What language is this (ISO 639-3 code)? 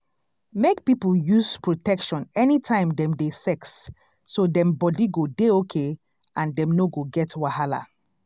pcm